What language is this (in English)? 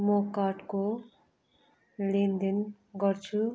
Nepali